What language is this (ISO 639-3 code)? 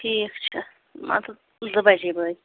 kas